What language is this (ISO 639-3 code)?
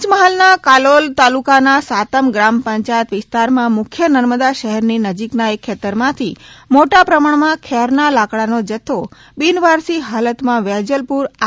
guj